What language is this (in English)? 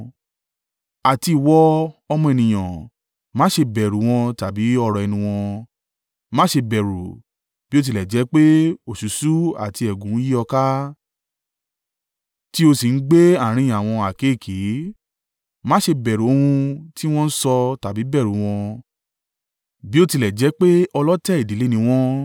Yoruba